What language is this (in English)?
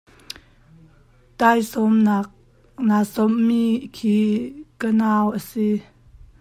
Hakha Chin